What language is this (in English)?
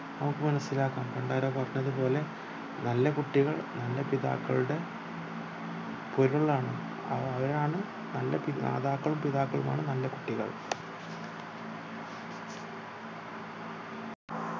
Malayalam